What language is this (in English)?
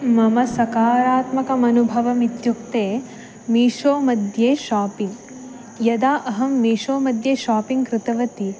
Sanskrit